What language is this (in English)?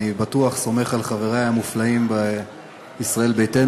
Hebrew